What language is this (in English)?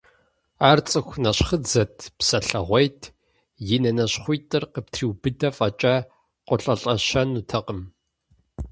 Kabardian